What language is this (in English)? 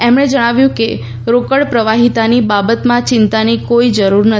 Gujarati